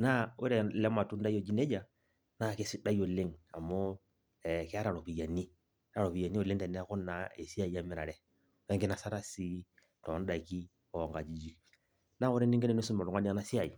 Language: Masai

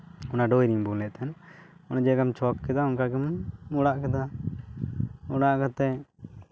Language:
Santali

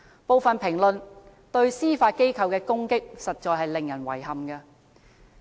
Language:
Cantonese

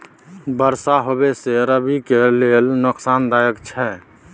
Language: Maithili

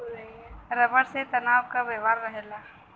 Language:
Bhojpuri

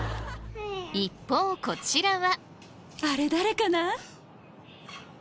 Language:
Japanese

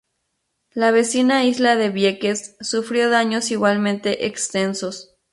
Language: Spanish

